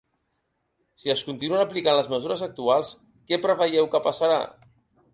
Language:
Catalan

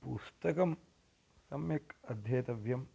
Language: Sanskrit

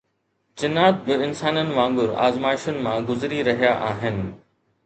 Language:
Sindhi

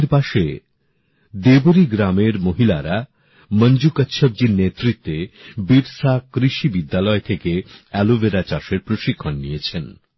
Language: Bangla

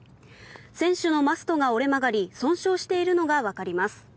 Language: Japanese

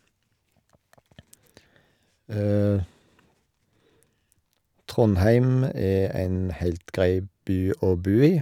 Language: Norwegian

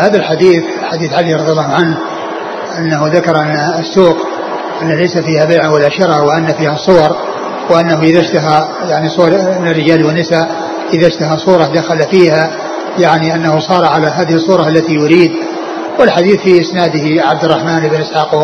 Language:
Arabic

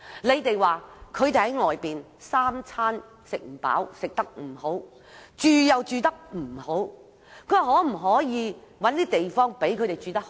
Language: Cantonese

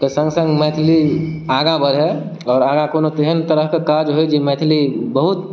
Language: Maithili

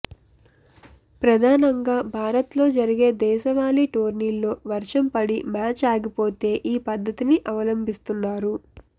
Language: Telugu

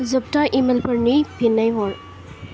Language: Bodo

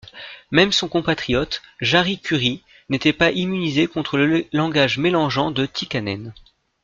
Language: French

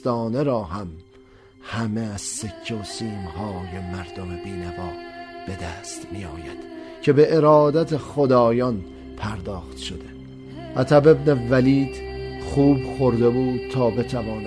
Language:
Persian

